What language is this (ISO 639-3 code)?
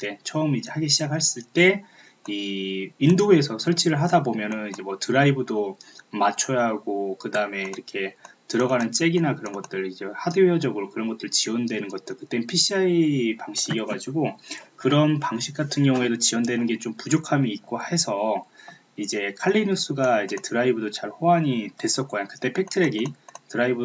kor